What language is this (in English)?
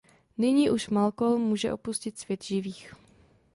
Czech